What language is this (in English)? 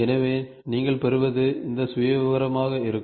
Tamil